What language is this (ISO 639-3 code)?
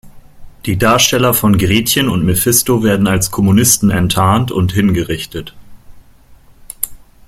deu